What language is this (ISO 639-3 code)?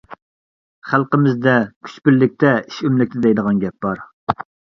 uig